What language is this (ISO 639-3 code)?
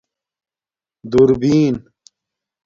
dmk